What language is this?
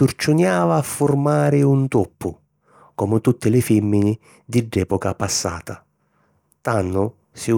Sicilian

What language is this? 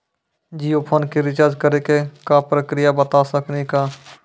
Maithili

